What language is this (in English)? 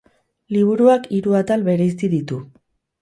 Basque